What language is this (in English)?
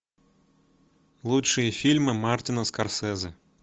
Russian